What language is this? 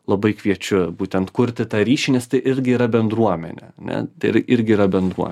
Lithuanian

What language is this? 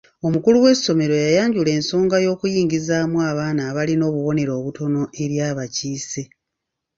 Ganda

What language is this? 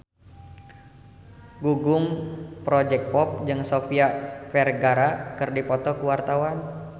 Sundanese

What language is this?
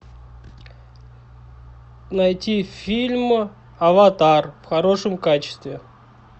Russian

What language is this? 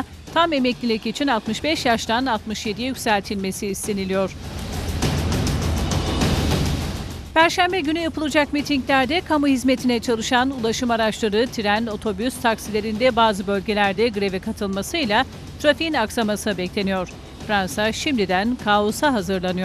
Turkish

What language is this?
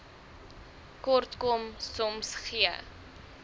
Afrikaans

